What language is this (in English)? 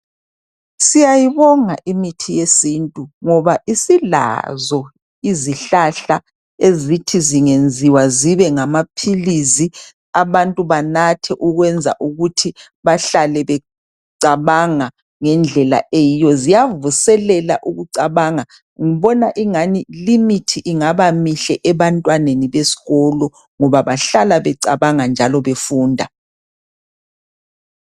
North Ndebele